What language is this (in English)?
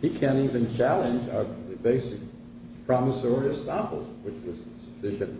English